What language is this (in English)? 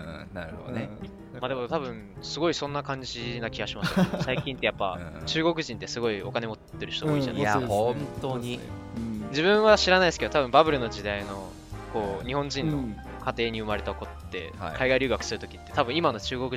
Japanese